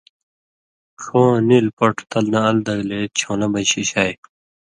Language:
Indus Kohistani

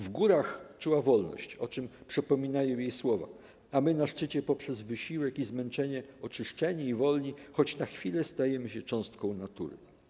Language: Polish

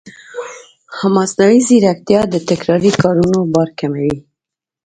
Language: Pashto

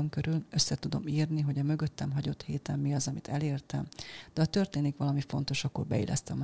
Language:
Hungarian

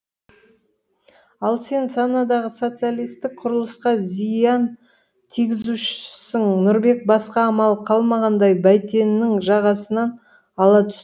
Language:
Kazakh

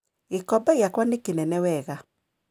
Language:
Kikuyu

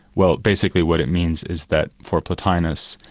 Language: English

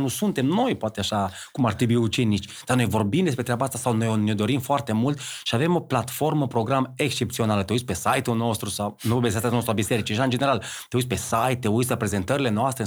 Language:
Romanian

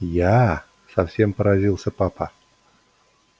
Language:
Russian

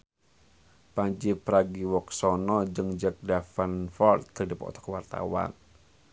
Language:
Sundanese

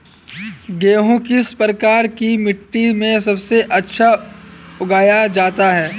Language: Hindi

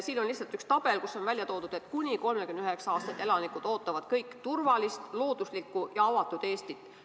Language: Estonian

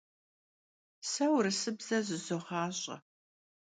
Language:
Kabardian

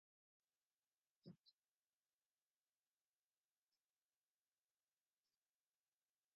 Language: Japanese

